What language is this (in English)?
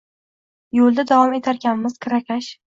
Uzbek